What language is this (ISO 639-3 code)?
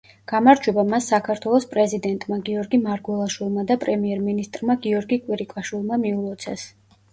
kat